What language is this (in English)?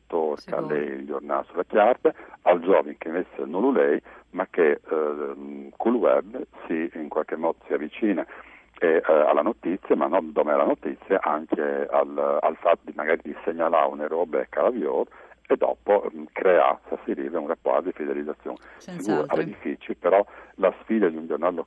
Italian